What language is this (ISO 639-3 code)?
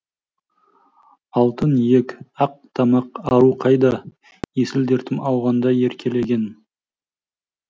kaz